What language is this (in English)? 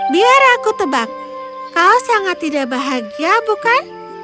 Indonesian